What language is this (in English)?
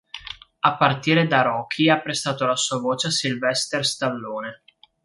Italian